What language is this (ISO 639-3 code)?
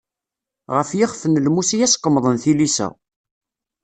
kab